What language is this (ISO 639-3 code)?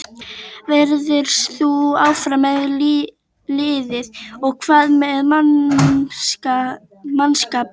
isl